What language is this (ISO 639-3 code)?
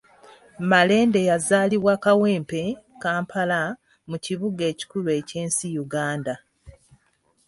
lug